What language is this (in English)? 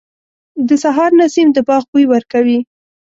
Pashto